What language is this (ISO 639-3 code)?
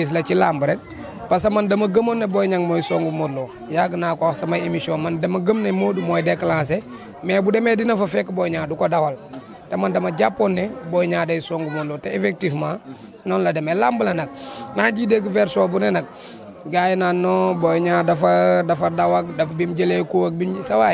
ind